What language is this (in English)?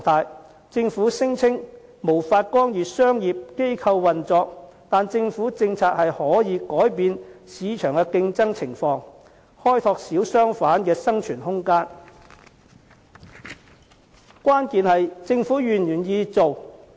Cantonese